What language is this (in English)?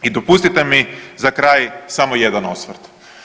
Croatian